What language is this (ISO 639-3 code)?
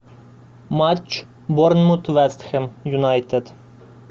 rus